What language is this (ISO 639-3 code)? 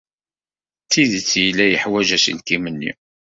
kab